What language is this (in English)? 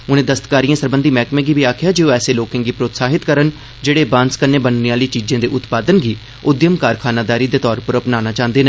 Dogri